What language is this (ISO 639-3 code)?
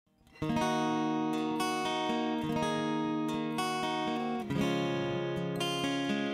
msa